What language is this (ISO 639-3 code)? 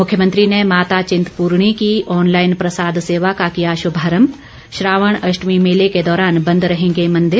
hin